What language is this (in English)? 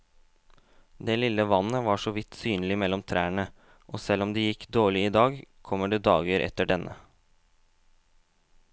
Norwegian